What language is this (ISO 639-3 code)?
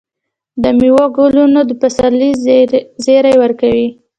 pus